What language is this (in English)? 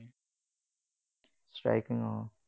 Assamese